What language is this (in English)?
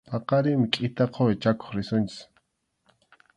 Arequipa-La Unión Quechua